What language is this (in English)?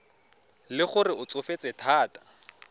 Tswana